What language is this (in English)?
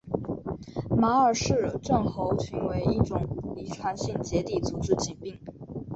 Chinese